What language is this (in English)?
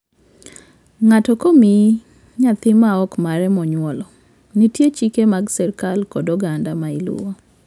Luo (Kenya and Tanzania)